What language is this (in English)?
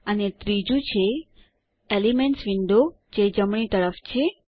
Gujarati